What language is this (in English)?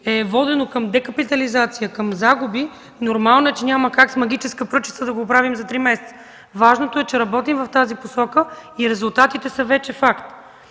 Bulgarian